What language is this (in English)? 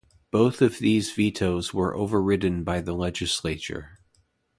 English